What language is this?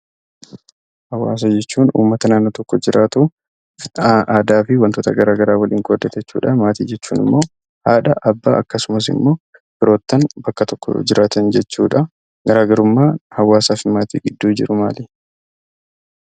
Oromo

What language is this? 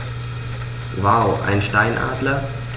German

